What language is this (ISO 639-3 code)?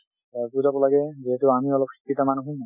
asm